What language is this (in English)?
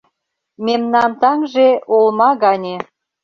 Mari